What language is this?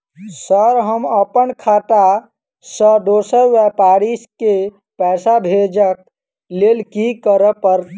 Maithili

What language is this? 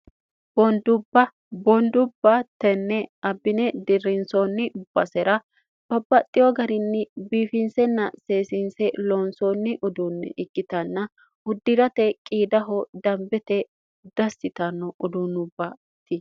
Sidamo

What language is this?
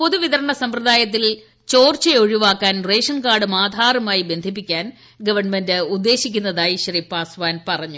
Malayalam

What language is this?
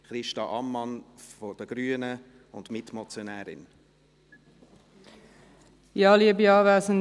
Swiss German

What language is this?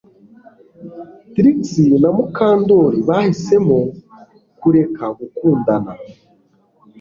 Kinyarwanda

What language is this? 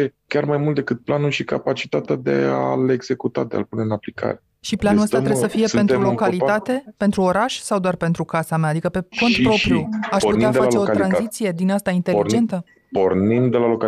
Romanian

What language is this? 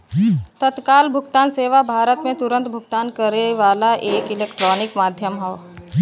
Bhojpuri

